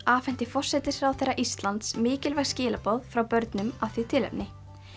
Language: Icelandic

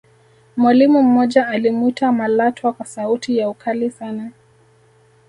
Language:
Swahili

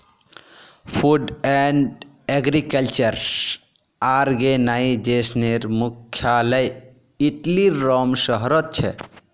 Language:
Magahi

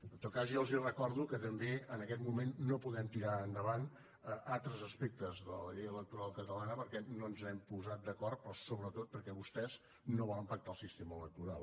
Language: Catalan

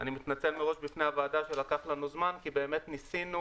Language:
Hebrew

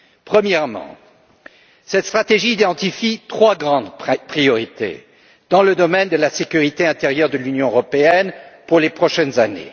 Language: French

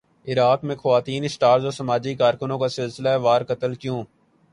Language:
Urdu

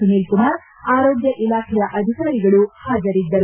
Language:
Kannada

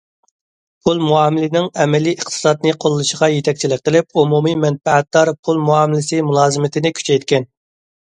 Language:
Uyghur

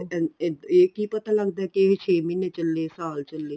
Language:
Punjabi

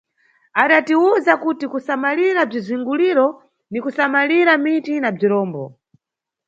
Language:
Nyungwe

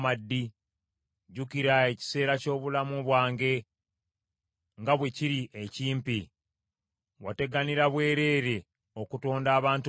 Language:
Ganda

